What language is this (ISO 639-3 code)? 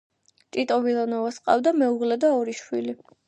kat